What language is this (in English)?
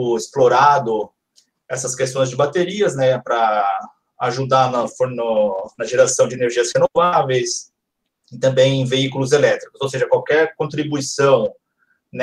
Portuguese